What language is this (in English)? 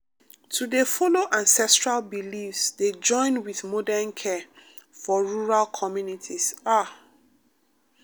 Nigerian Pidgin